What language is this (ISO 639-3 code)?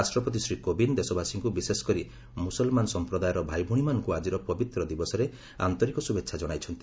ori